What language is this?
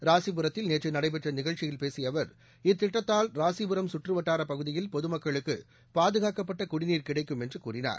Tamil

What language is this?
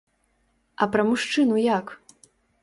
Belarusian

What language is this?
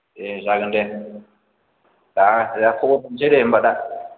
Bodo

